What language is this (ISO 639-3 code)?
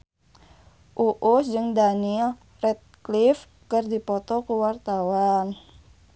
sun